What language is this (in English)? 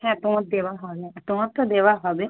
Bangla